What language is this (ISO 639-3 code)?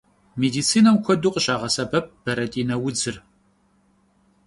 kbd